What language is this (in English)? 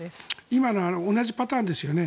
Japanese